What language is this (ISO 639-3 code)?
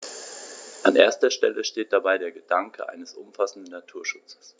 deu